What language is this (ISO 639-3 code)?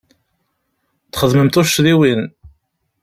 kab